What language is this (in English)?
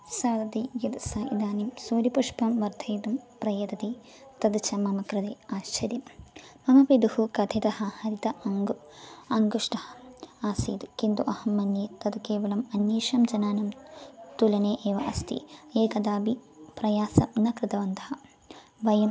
Sanskrit